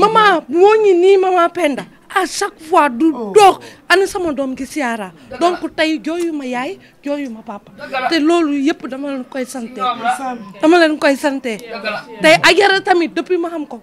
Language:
English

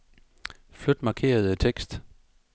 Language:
Danish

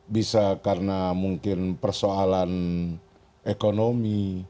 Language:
Indonesian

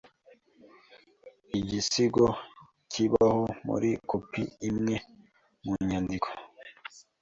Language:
Kinyarwanda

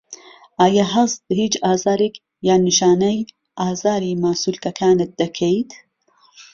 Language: Central Kurdish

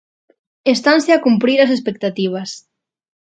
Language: Galician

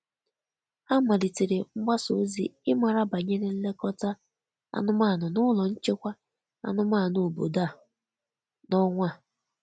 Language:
Igbo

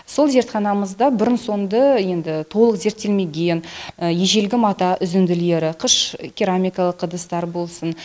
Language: Kazakh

